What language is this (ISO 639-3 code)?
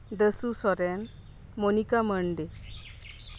sat